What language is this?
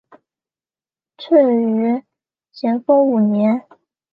Chinese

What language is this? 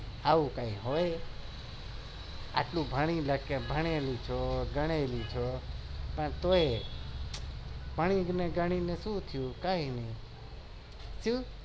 Gujarati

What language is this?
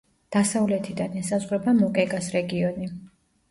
Georgian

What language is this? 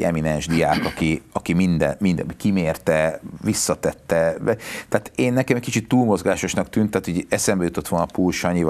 Hungarian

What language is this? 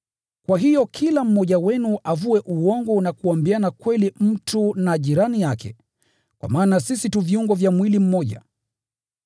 Swahili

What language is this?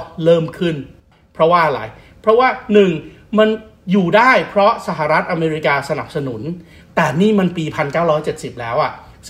Thai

